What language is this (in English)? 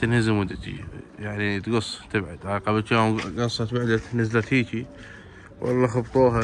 Arabic